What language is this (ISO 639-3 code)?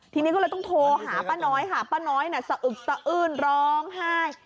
tha